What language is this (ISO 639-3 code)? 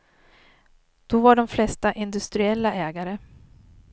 swe